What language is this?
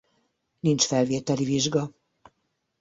Hungarian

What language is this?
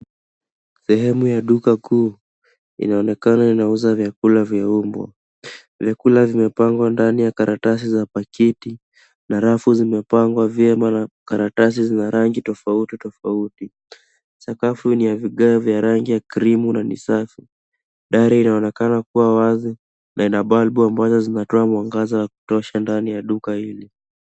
Swahili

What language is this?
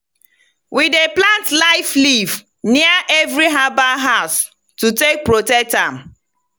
Nigerian Pidgin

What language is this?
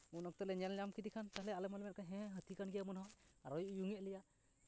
Santali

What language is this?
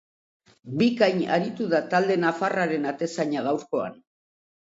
Basque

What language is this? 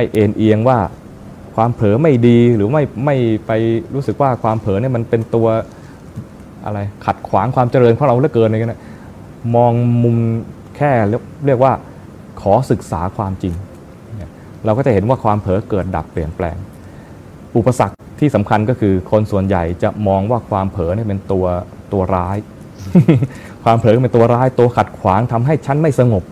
Thai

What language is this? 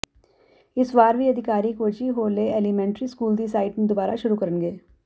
Punjabi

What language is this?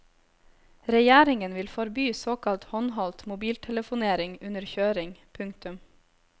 Norwegian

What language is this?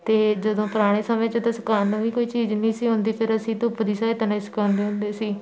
Punjabi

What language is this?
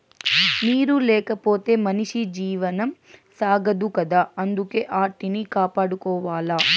Telugu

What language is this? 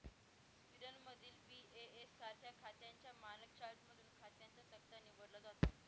Marathi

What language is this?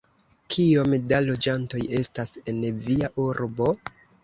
Esperanto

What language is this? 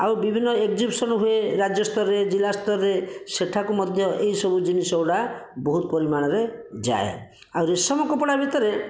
Odia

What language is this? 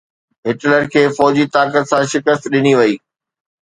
Sindhi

